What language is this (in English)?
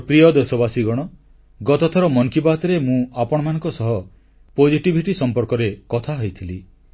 Odia